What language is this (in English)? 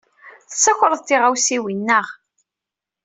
Kabyle